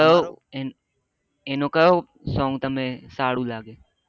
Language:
Gujarati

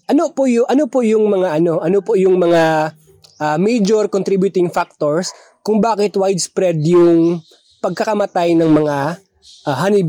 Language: Filipino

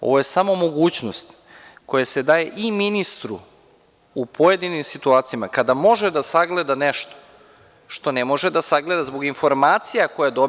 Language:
Serbian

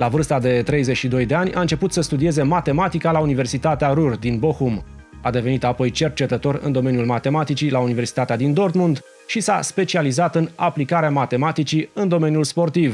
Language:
Romanian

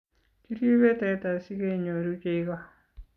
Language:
Kalenjin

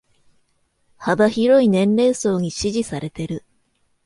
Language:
Japanese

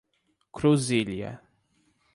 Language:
Portuguese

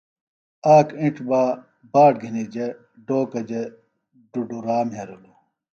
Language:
Phalura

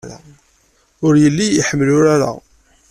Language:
Kabyle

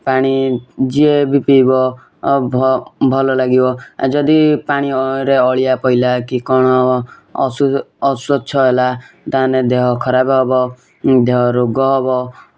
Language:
Odia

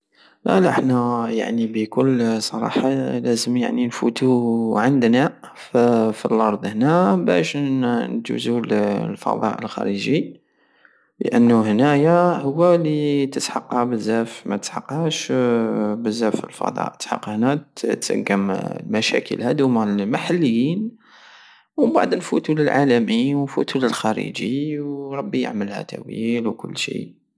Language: Algerian Saharan Arabic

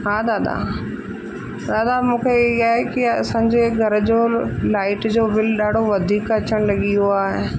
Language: Sindhi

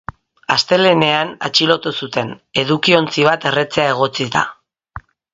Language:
Basque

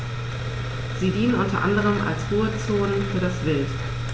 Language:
German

